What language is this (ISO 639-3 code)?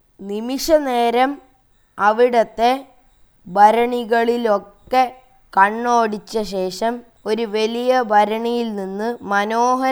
mal